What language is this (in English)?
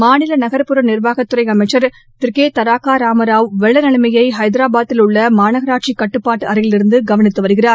Tamil